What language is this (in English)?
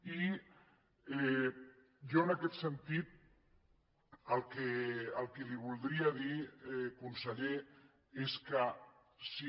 Catalan